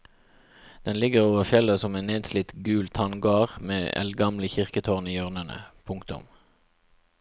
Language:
Norwegian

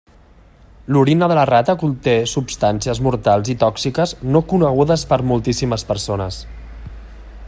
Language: Catalan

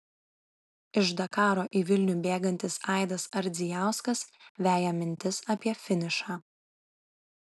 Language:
Lithuanian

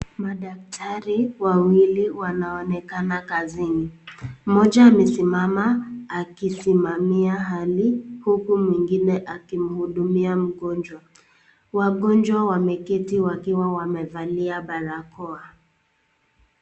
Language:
Swahili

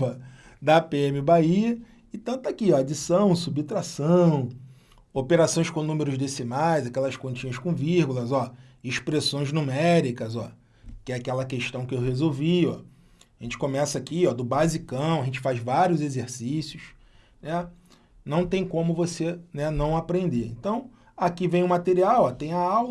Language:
Portuguese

